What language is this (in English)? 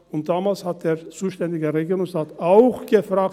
Swiss German